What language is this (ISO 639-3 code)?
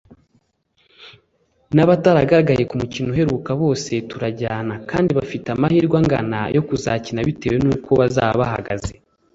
kin